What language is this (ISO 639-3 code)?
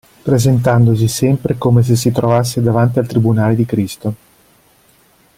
ita